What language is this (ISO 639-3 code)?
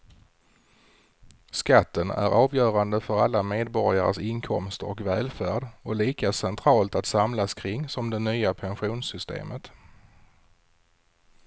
swe